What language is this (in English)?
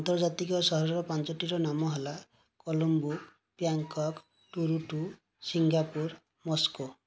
Odia